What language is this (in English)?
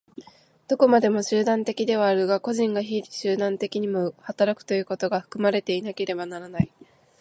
Japanese